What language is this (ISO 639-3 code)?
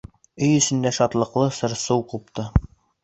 bak